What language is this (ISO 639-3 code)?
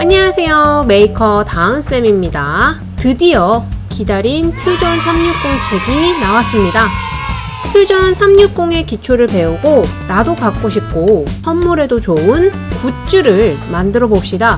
kor